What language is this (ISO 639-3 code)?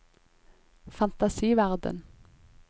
nor